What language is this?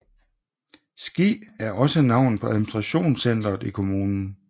Danish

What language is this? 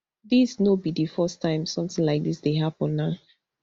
Nigerian Pidgin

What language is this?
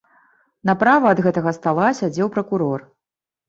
Belarusian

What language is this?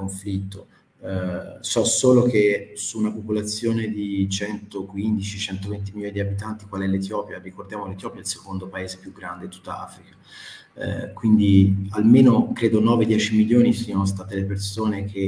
Italian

